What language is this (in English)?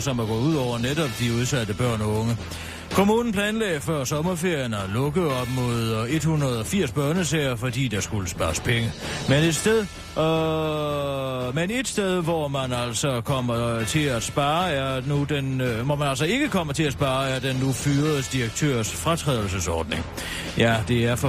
Danish